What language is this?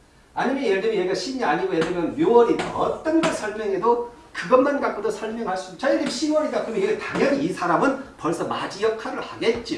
Korean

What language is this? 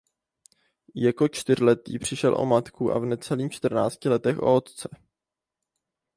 Czech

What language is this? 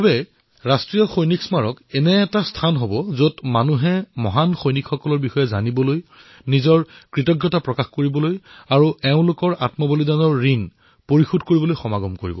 Assamese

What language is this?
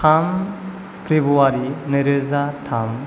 Bodo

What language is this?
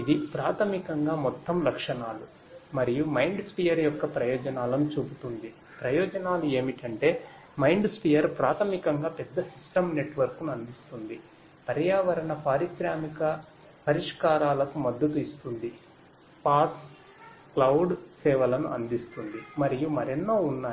Telugu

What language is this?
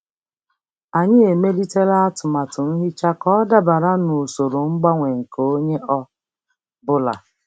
Igbo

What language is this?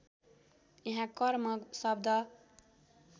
Nepali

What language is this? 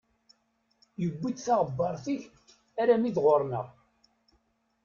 Kabyle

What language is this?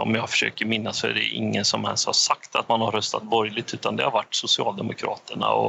Swedish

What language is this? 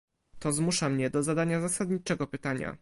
Polish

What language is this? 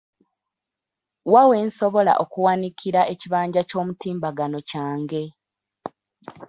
Ganda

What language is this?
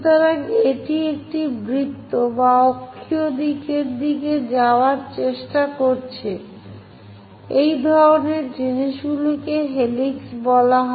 Bangla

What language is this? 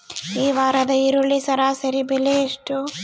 Kannada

